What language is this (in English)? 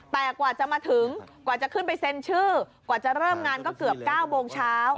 Thai